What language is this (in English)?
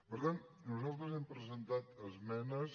Catalan